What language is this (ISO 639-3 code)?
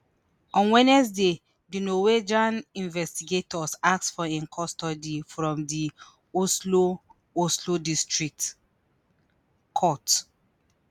pcm